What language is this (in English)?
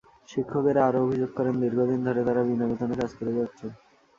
Bangla